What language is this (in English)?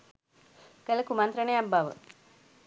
Sinhala